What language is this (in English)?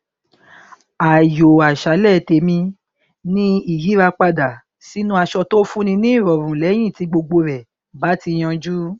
Yoruba